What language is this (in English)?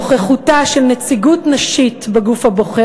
Hebrew